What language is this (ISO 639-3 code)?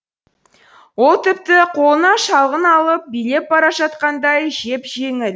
kaz